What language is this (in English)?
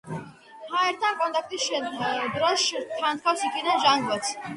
Georgian